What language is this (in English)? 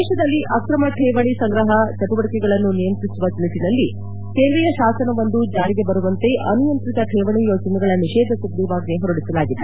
Kannada